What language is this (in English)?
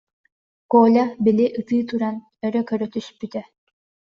Yakut